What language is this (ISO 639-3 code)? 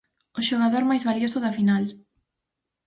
glg